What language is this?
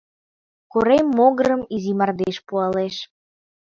Mari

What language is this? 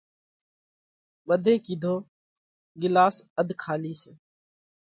Parkari Koli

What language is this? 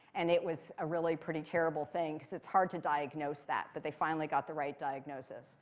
English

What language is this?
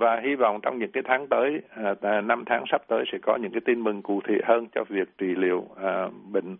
Vietnamese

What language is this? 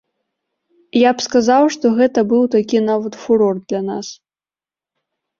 Belarusian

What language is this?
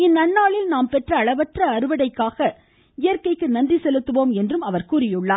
Tamil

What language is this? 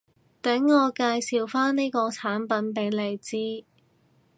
Cantonese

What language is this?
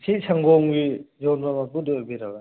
Manipuri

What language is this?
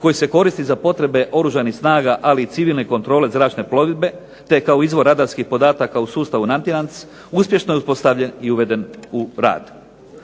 Croatian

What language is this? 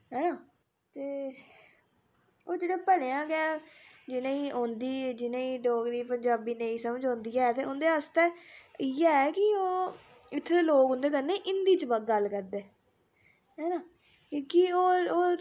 Dogri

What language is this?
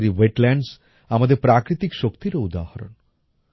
Bangla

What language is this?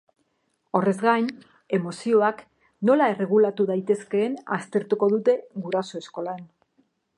Basque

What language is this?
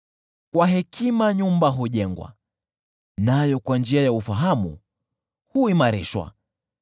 Swahili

